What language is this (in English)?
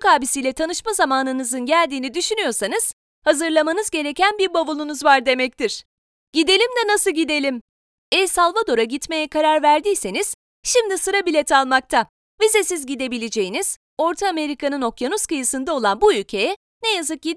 Turkish